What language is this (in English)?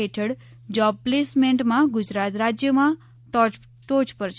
Gujarati